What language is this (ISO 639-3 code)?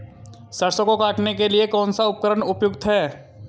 hin